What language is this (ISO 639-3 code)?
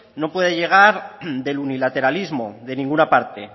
spa